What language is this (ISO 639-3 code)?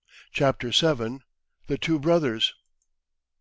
eng